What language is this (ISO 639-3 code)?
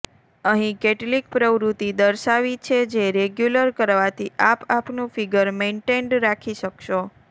guj